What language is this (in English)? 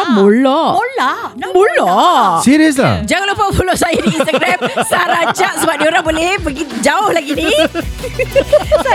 Malay